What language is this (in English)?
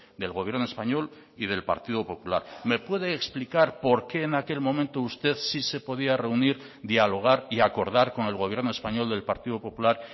Spanish